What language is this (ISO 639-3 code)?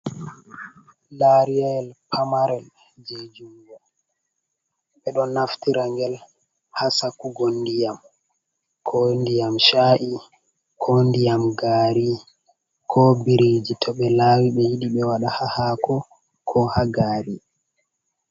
ful